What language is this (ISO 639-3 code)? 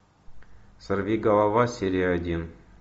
rus